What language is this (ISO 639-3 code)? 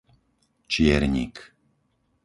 slk